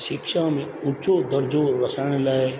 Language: Sindhi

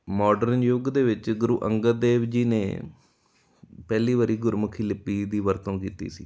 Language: Punjabi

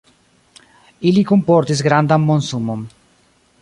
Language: Esperanto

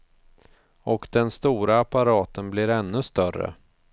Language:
Swedish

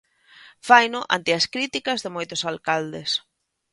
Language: Galician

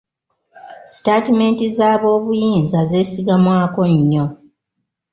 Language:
Ganda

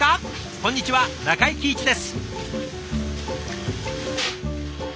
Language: Japanese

